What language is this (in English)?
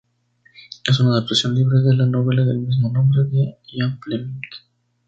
Spanish